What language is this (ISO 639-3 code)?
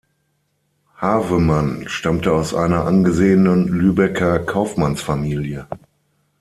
deu